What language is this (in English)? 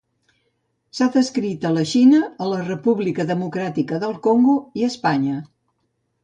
Catalan